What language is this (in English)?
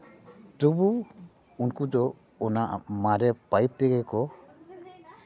Santali